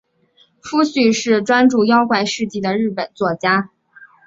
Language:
Chinese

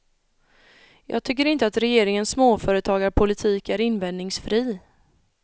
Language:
Swedish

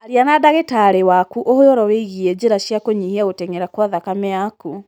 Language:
Kikuyu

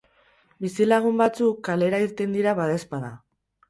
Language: Basque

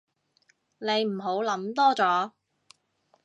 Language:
Cantonese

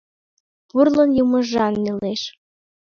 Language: Mari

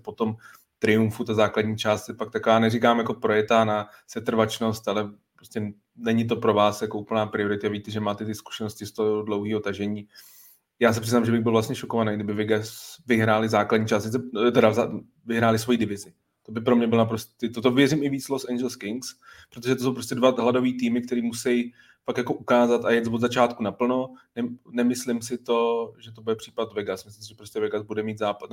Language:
Czech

